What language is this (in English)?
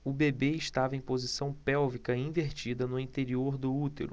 Portuguese